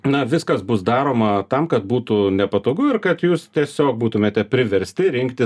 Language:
Lithuanian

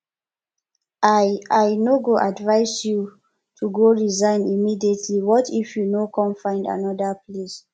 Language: Nigerian Pidgin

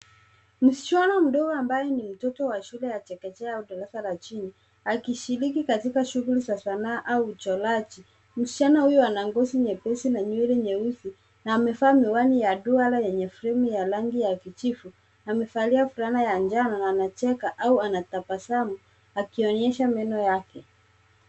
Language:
Swahili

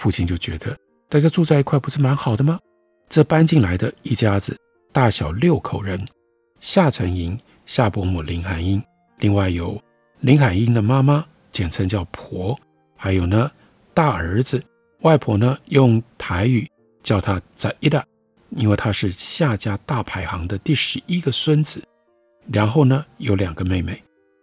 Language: Chinese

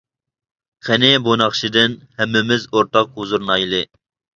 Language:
Uyghur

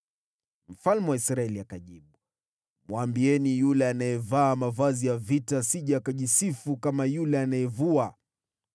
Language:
Swahili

